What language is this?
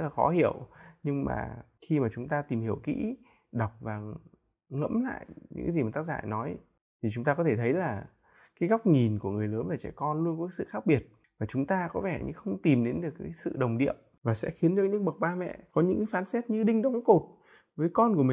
Vietnamese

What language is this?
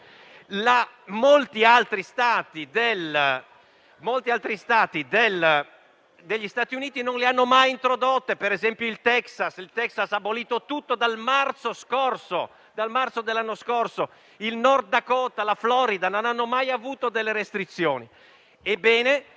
Italian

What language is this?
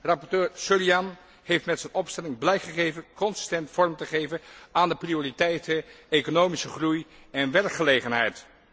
Dutch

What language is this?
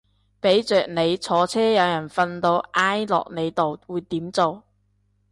Cantonese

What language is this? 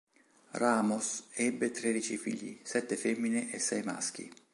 Italian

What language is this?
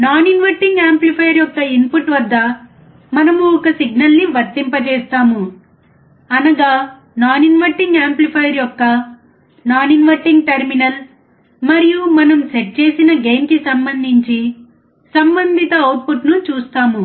Telugu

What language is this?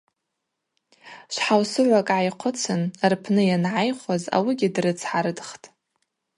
Abaza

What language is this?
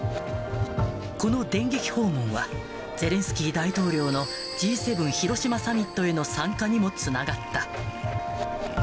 Japanese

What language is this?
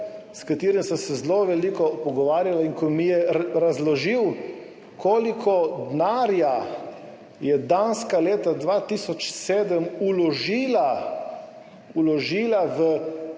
Slovenian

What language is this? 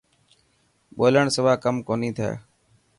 Dhatki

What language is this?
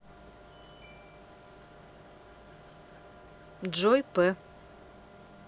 Russian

